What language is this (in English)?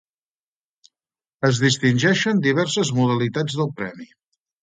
Catalan